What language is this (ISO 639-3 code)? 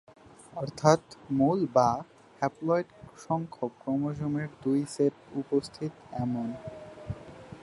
ben